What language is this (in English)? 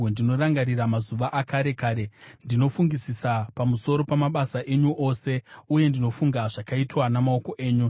Shona